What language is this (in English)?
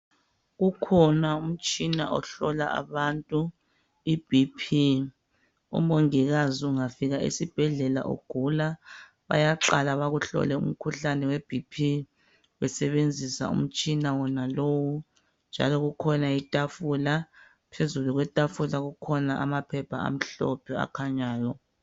North Ndebele